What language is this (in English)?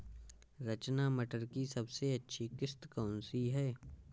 Hindi